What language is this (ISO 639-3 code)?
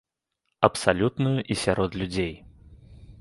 bel